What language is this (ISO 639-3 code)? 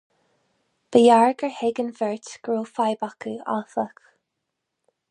gle